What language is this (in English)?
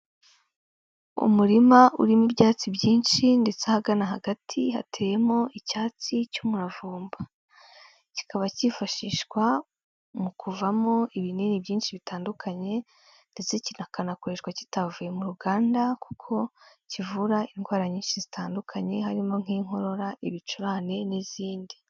Kinyarwanda